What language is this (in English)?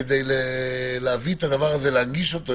Hebrew